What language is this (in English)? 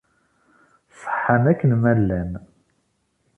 Kabyle